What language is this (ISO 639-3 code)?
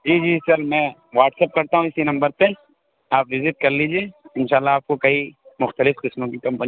urd